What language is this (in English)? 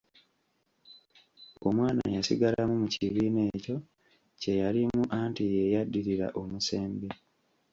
Ganda